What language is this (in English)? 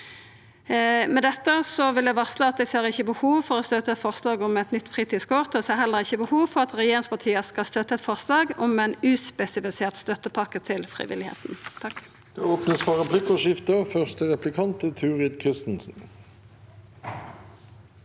Norwegian